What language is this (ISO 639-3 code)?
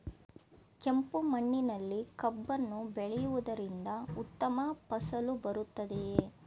kan